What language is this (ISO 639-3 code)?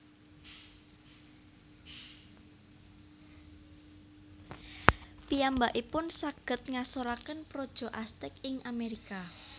jav